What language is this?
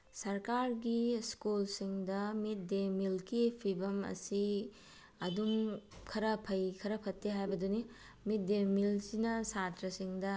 Manipuri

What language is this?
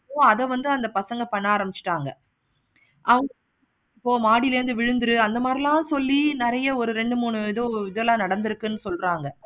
Tamil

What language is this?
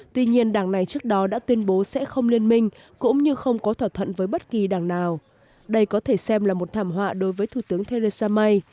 Vietnamese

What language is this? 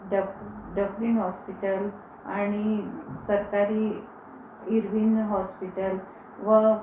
Marathi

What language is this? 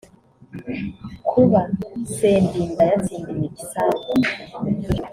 Kinyarwanda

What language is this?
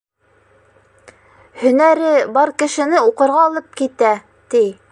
Bashkir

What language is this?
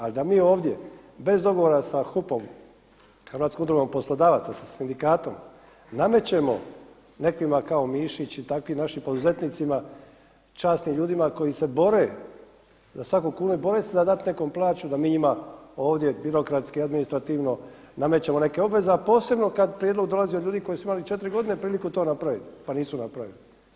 Croatian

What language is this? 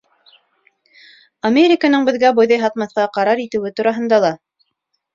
Bashkir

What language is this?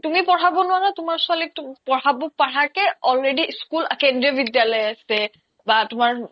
Assamese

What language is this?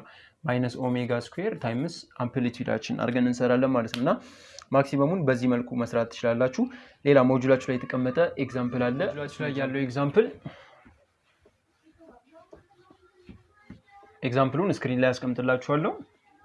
Turkish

